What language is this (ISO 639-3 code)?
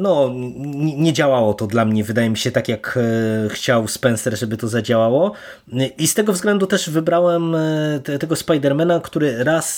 pol